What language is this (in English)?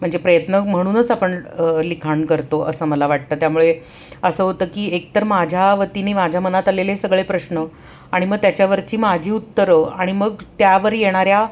Marathi